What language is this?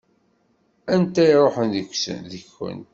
Kabyle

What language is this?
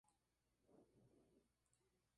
Spanish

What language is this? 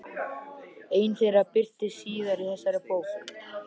Icelandic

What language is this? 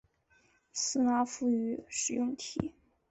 Chinese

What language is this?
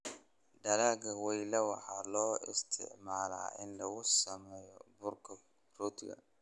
Somali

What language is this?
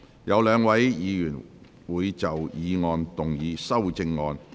Cantonese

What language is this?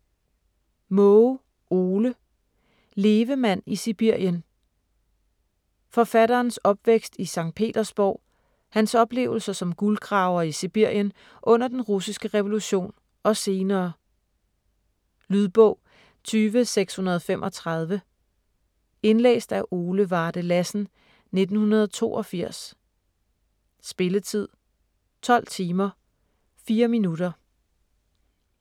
Danish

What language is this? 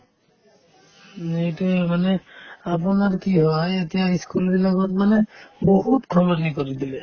Assamese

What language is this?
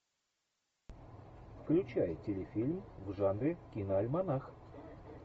Russian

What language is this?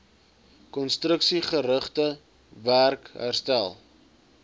Afrikaans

